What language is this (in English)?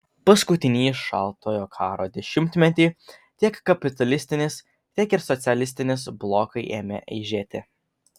Lithuanian